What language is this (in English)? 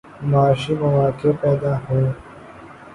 Urdu